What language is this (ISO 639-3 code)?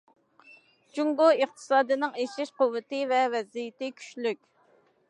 uig